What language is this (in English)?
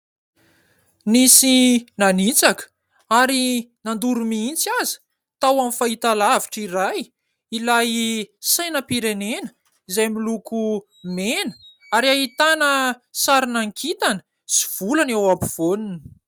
Malagasy